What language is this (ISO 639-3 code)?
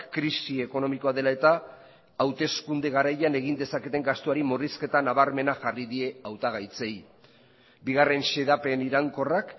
eus